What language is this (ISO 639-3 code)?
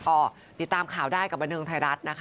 tha